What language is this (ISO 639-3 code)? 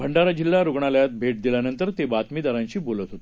mar